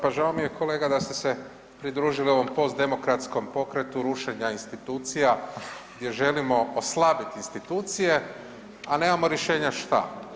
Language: Croatian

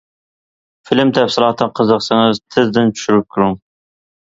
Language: Uyghur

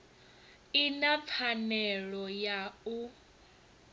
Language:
Venda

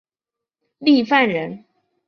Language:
Chinese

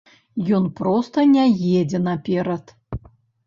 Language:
Belarusian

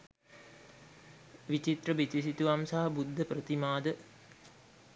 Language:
Sinhala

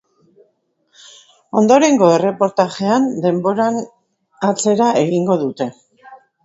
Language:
Basque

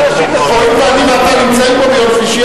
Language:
Hebrew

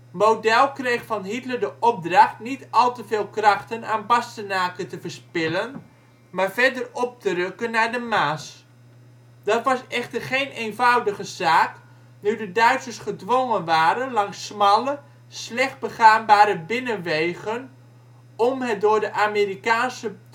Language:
Dutch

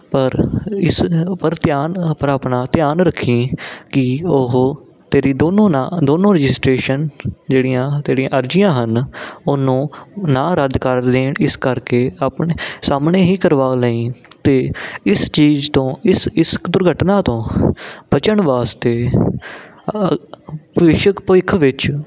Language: Punjabi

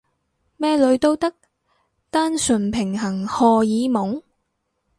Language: Cantonese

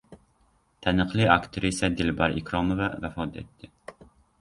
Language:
Uzbek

